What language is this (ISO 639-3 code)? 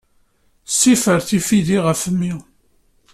kab